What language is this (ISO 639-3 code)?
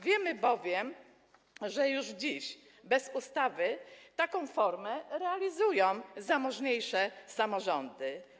pol